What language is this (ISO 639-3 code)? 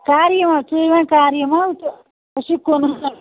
kas